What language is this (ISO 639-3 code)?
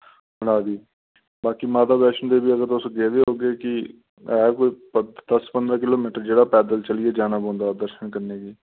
doi